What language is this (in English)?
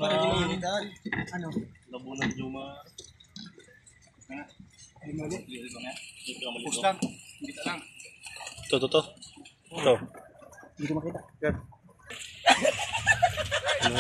Indonesian